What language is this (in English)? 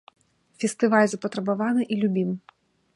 Belarusian